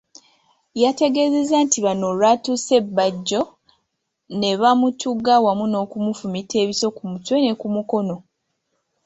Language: Ganda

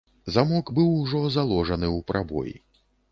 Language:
Belarusian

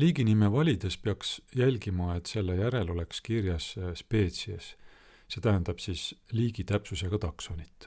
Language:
Estonian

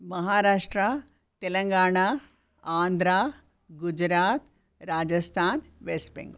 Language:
Sanskrit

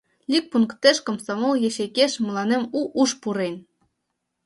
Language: Mari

